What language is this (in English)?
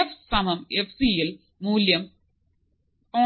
Malayalam